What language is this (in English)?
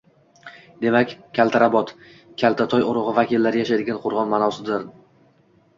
Uzbek